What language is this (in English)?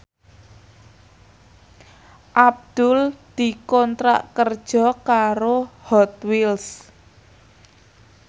Javanese